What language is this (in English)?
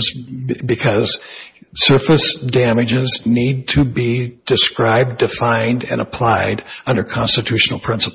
English